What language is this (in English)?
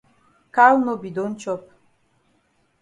Cameroon Pidgin